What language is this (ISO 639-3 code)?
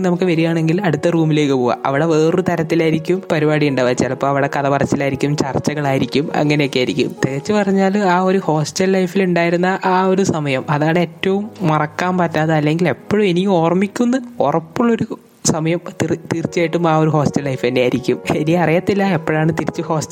mal